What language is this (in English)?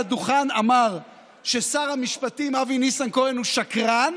Hebrew